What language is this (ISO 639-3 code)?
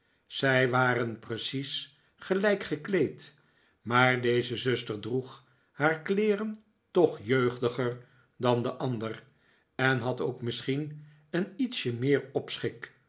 nld